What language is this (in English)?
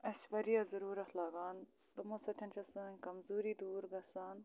Kashmiri